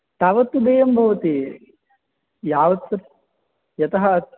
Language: Sanskrit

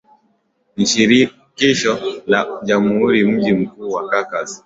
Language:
Swahili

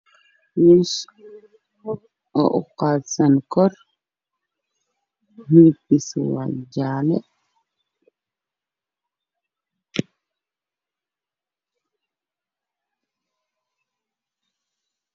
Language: Somali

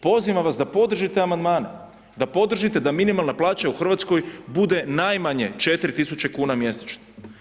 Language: Croatian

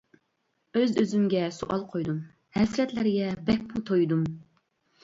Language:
Uyghur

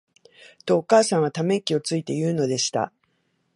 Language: Japanese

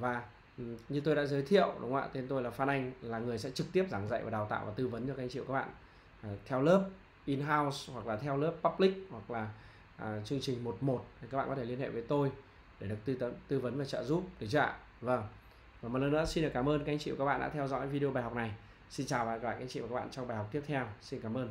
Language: Vietnamese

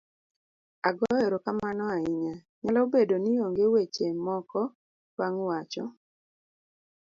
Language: Luo (Kenya and Tanzania)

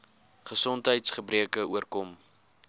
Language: Afrikaans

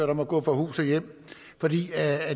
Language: Danish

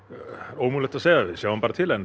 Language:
Icelandic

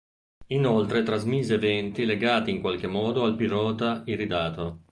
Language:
Italian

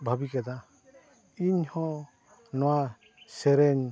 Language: Santali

